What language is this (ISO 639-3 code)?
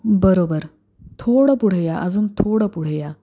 mar